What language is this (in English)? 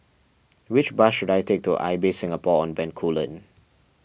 English